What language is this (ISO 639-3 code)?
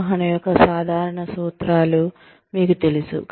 tel